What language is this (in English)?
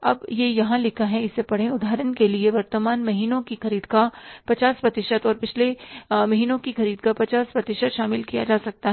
Hindi